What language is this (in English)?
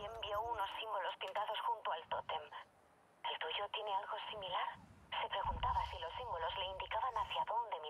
Spanish